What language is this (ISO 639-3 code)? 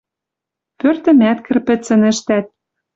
mrj